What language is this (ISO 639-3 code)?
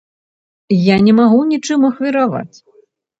bel